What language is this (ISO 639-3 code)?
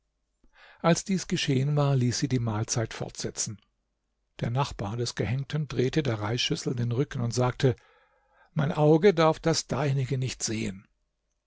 deu